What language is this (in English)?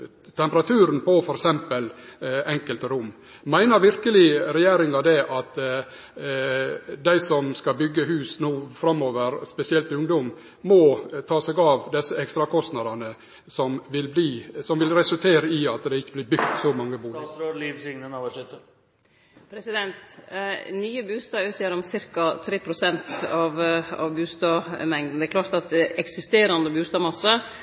Norwegian Nynorsk